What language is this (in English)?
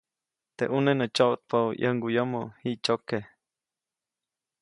Copainalá Zoque